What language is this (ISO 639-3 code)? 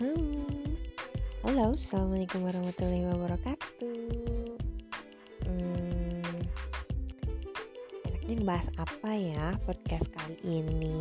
ind